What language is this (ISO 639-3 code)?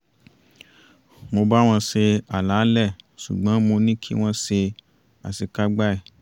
yor